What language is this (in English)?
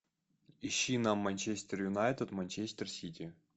Russian